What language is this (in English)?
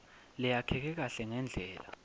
Swati